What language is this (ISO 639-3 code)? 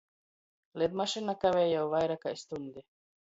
ltg